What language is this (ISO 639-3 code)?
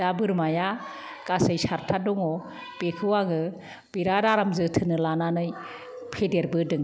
brx